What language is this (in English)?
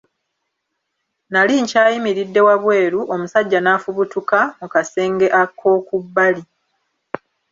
Ganda